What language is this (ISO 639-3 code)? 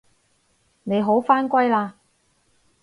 yue